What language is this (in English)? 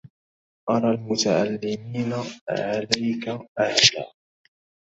Arabic